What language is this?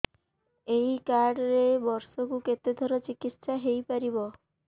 Odia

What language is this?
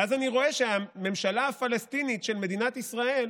Hebrew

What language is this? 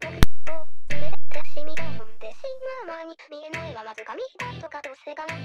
Japanese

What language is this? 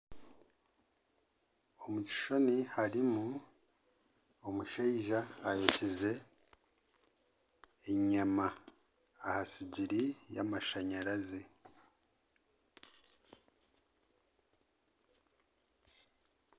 Nyankole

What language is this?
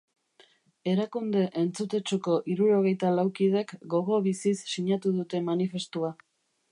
Basque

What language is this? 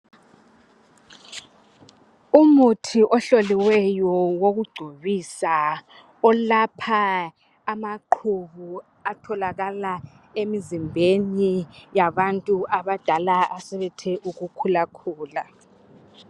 North Ndebele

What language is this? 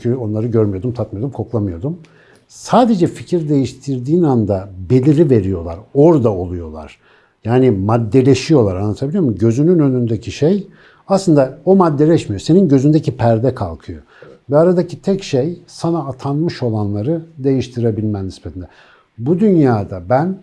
Turkish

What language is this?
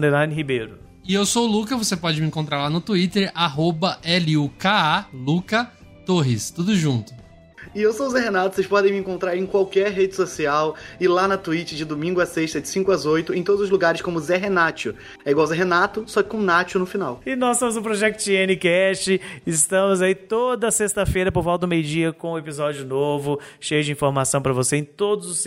Portuguese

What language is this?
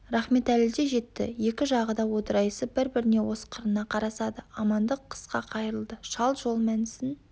Kazakh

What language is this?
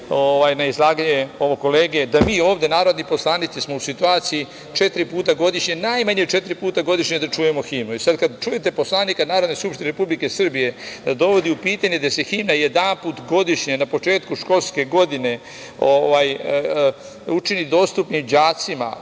Serbian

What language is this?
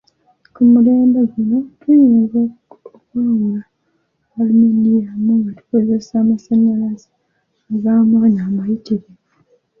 Ganda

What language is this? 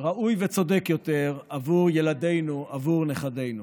Hebrew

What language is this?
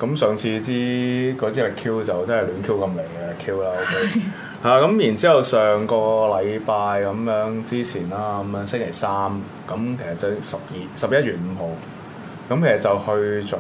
Chinese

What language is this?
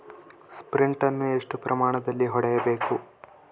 Kannada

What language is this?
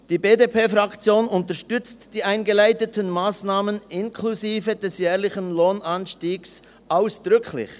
Swiss German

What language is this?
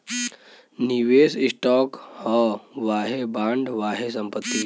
Bhojpuri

